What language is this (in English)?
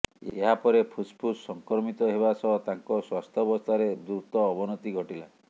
Odia